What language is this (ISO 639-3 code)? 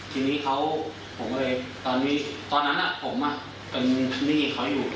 tha